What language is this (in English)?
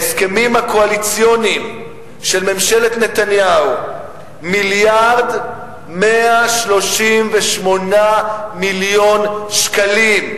Hebrew